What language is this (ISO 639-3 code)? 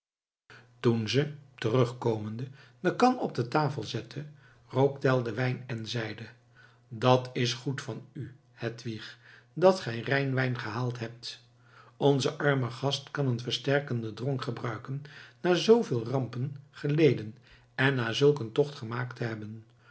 nld